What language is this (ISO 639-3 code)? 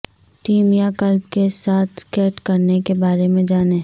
urd